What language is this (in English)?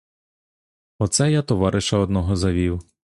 Ukrainian